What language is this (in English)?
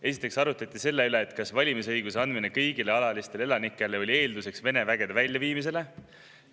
Estonian